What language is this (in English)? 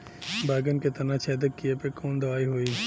Bhojpuri